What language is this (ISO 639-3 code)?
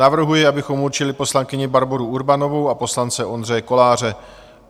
ces